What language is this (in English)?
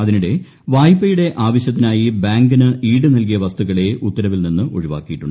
Malayalam